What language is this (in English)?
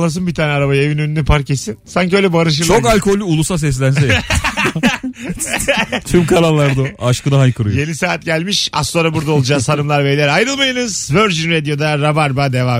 Turkish